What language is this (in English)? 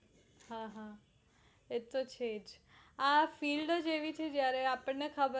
Gujarati